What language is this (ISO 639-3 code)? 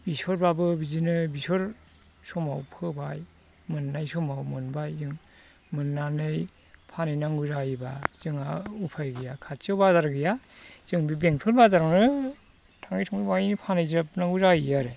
brx